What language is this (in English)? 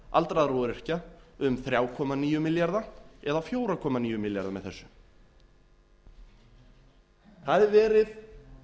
Icelandic